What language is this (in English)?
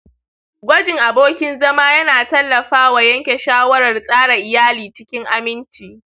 Hausa